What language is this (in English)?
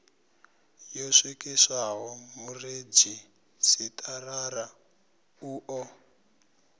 Venda